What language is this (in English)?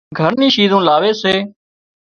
Wadiyara Koli